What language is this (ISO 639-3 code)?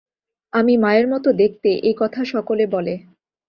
ben